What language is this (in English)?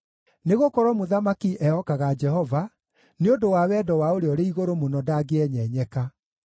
Kikuyu